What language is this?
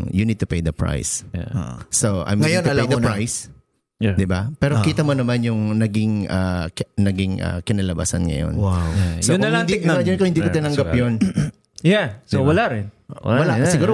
Filipino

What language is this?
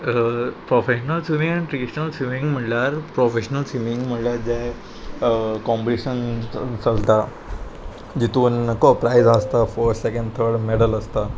Konkani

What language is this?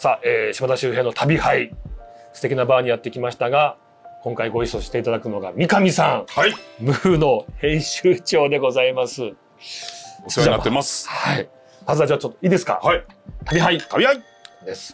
Japanese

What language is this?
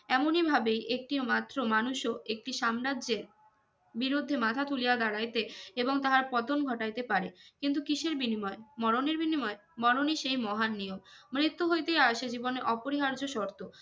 Bangla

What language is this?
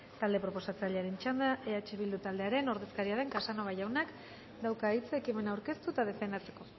Basque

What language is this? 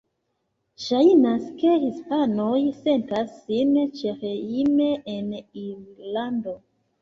Esperanto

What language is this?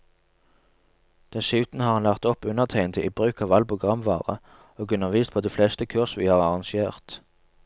Norwegian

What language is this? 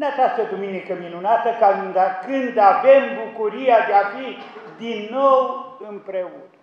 Romanian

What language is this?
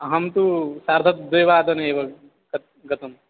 Sanskrit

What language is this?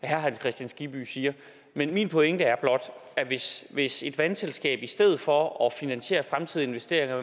Danish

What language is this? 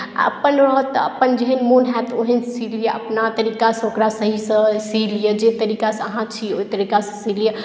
Maithili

